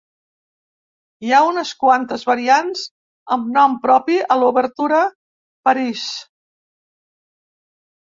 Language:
Catalan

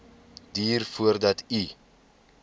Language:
Afrikaans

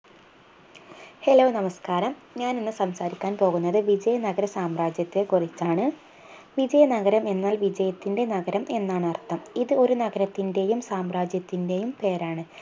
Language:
Malayalam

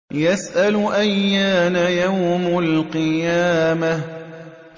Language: Arabic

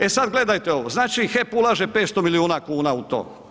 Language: Croatian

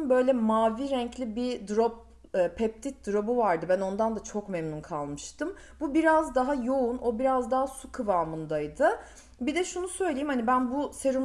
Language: Turkish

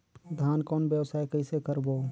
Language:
Chhattisgarhi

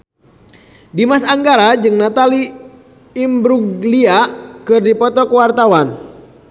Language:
Sundanese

